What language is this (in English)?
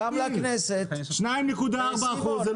Hebrew